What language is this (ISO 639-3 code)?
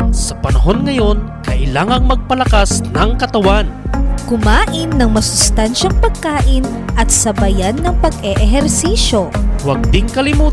fil